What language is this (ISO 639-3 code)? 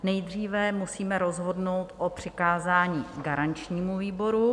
ces